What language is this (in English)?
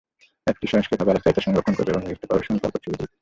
Bangla